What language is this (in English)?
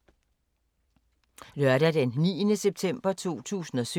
Danish